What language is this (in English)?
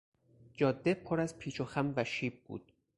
Persian